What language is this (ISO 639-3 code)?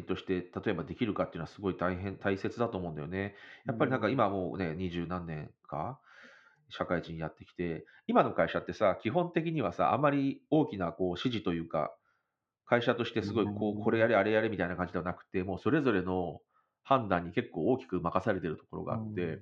jpn